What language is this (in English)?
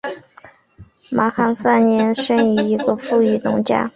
Chinese